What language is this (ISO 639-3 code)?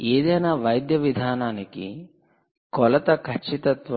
tel